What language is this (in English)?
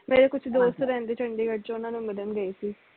Punjabi